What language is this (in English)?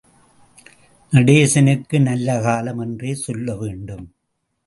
Tamil